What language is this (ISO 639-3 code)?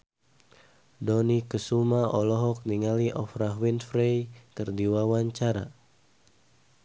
sun